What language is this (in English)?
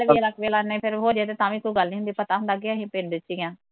Punjabi